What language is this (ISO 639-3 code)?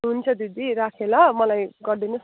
nep